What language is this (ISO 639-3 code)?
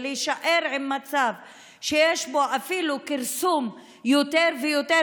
heb